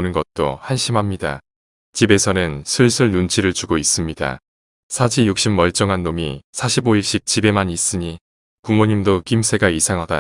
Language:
Korean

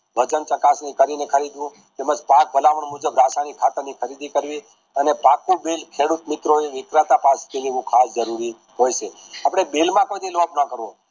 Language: Gujarati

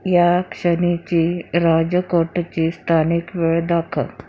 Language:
Marathi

